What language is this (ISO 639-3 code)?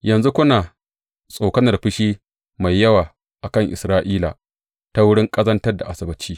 hau